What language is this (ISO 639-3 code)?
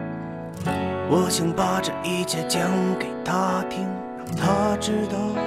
zho